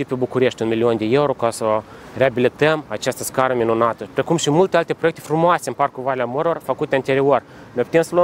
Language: Romanian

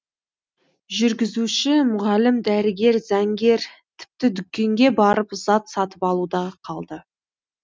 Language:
Kazakh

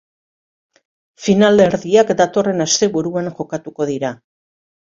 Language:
Basque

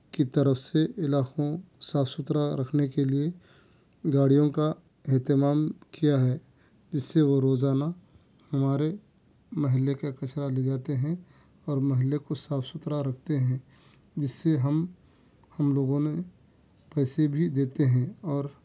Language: Urdu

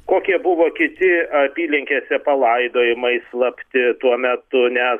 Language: Lithuanian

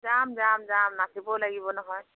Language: Assamese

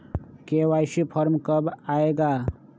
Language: Magahi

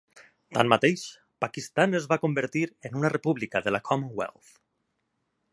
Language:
Catalan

